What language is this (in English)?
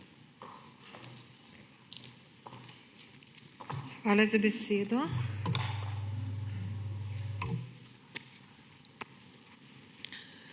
Slovenian